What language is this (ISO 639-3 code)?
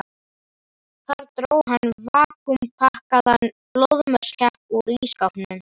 isl